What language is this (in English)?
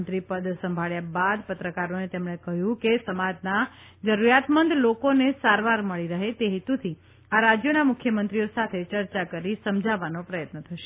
Gujarati